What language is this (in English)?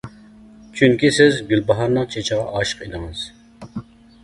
Uyghur